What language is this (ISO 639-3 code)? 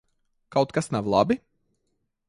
lav